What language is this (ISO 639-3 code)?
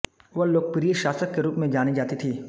hin